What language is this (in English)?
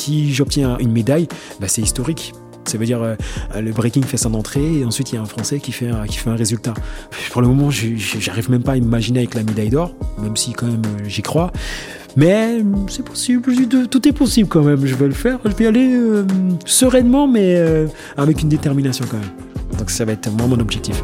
French